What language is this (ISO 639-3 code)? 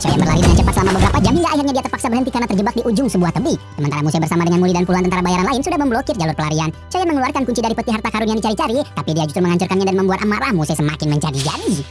ind